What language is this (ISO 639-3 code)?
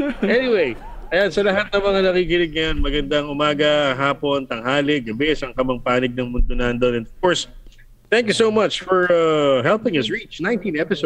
fil